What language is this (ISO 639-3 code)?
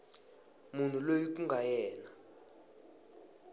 tso